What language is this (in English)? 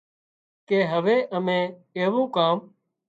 Wadiyara Koli